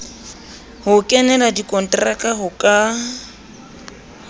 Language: Southern Sotho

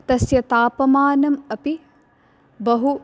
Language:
Sanskrit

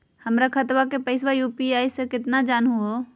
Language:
Magahi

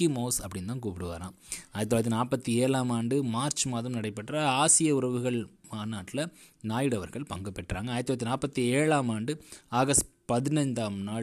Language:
Tamil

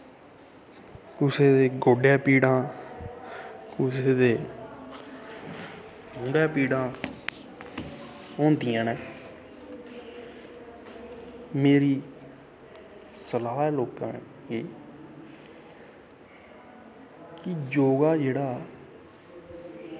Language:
Dogri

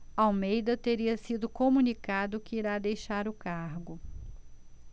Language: Portuguese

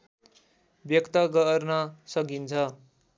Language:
Nepali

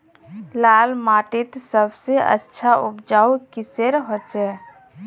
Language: Magahi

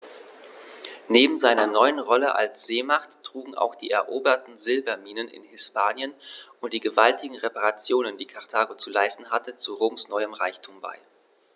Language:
German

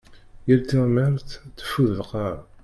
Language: Kabyle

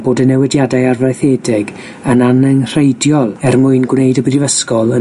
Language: Welsh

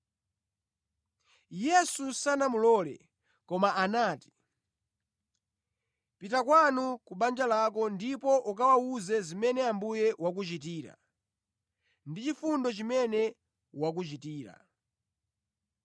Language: Nyanja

